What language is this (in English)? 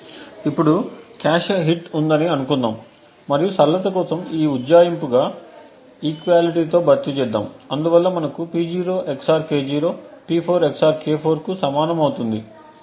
Telugu